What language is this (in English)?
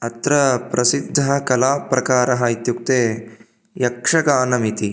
Sanskrit